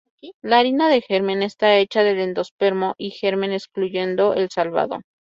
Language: Spanish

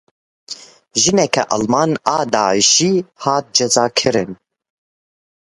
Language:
Kurdish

